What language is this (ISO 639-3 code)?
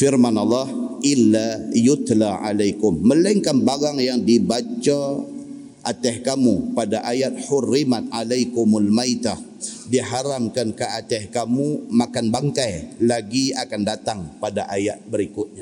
msa